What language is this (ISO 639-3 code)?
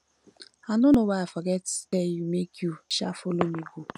pcm